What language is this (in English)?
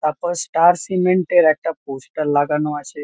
Bangla